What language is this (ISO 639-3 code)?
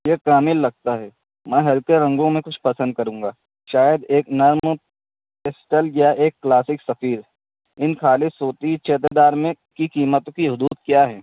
urd